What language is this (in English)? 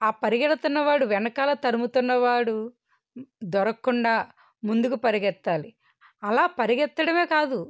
Telugu